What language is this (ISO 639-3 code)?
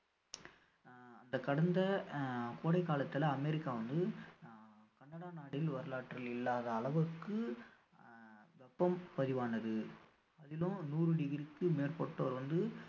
tam